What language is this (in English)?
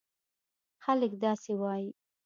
Pashto